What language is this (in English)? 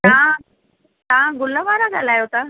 Sindhi